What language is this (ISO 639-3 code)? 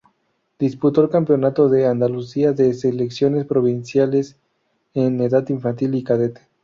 spa